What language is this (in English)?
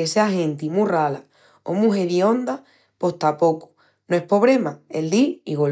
Extremaduran